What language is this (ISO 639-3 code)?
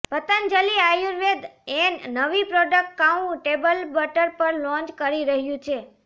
guj